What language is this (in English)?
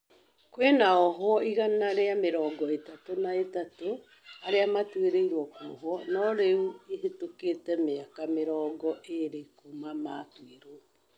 Kikuyu